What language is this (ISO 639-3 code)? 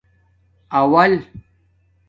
dmk